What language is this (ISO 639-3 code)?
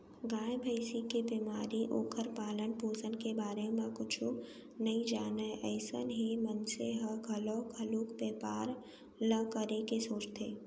hne